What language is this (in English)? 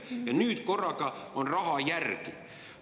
Estonian